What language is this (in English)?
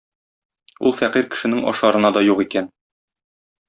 Tatar